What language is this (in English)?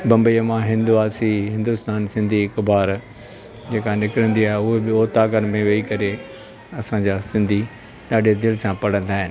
Sindhi